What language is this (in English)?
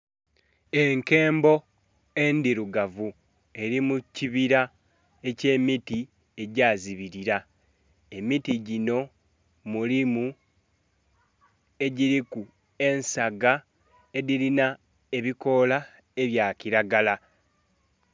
Soga